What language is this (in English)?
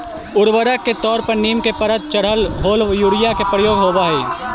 Magahi